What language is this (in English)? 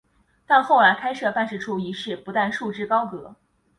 Chinese